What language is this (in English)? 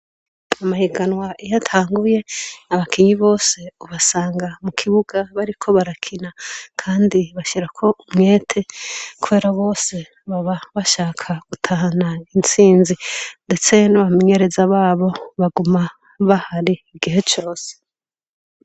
Rundi